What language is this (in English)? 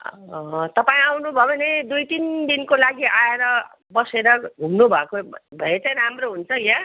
Nepali